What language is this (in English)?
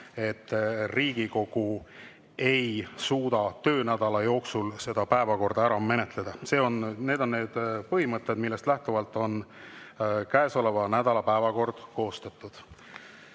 Estonian